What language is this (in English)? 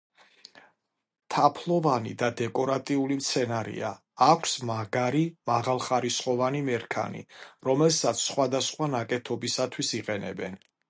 Georgian